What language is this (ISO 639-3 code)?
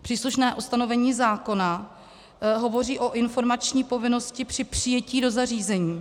ces